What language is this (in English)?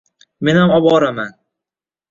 Uzbek